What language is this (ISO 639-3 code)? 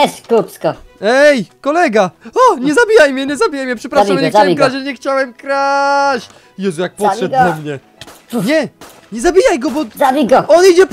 pol